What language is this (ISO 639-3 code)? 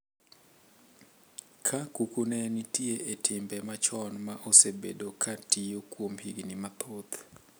luo